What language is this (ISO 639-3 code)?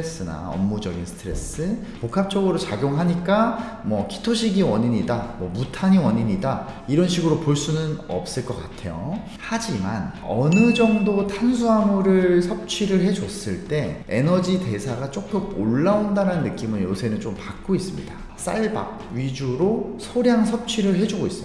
kor